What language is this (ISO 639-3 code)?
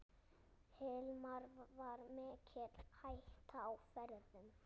isl